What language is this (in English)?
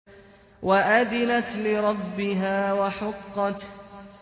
Arabic